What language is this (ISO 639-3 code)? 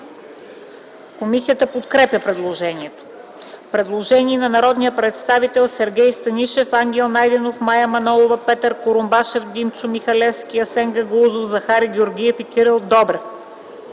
bul